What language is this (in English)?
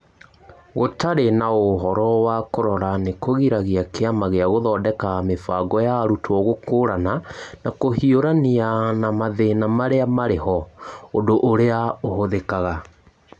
Kikuyu